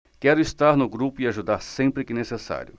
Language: Portuguese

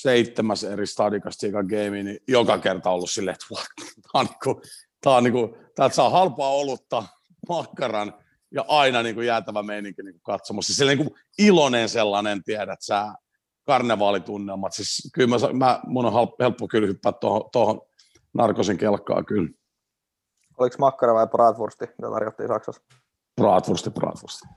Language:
Finnish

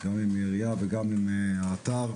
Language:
Hebrew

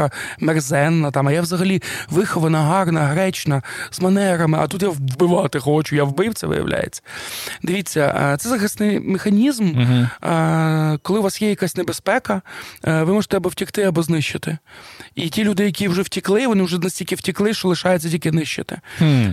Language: Ukrainian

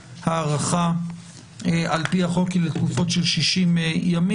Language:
Hebrew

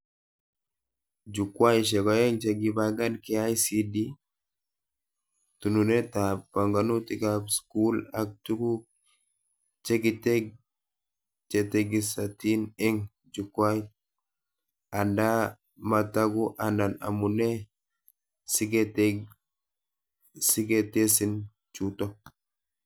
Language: Kalenjin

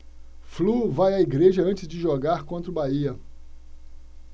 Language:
Portuguese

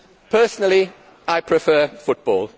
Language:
English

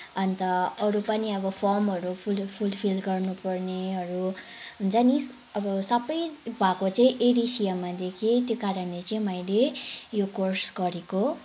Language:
Nepali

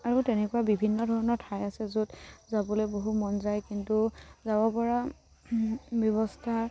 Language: Assamese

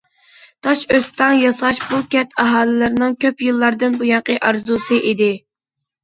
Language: Uyghur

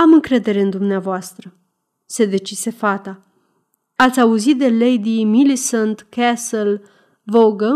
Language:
Romanian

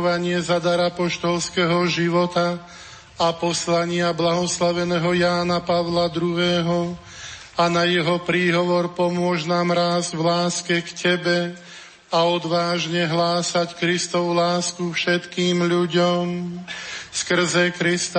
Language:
Slovak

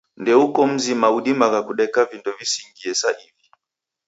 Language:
Taita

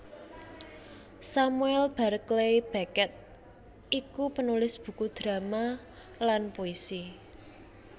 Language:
Javanese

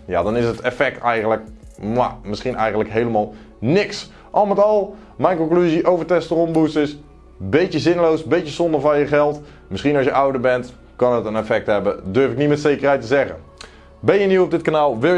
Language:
Dutch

